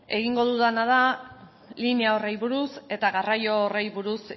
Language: Basque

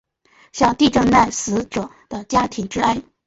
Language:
Chinese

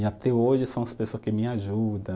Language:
Portuguese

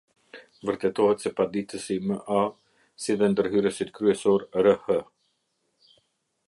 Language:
Albanian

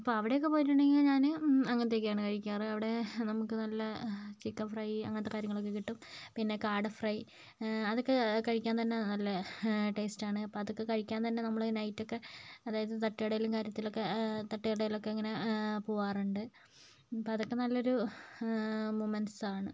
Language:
Malayalam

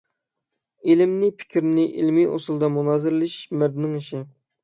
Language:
Uyghur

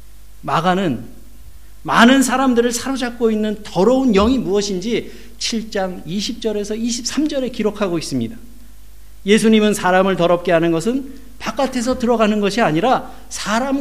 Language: Korean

